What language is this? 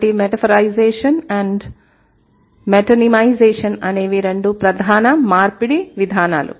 Telugu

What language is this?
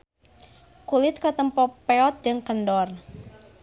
Sundanese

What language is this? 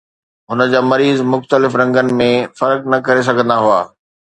Sindhi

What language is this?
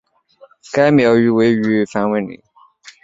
Chinese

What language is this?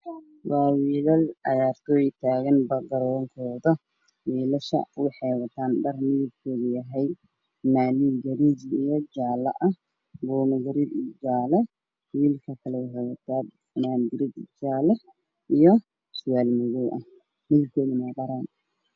Somali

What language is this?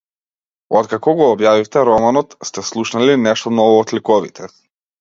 Macedonian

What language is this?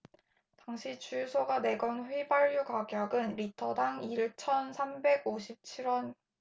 Korean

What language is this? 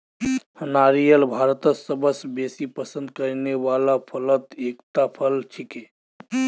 Magahi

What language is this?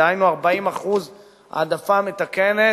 Hebrew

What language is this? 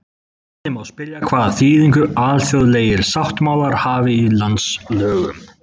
Icelandic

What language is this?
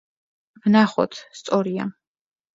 Georgian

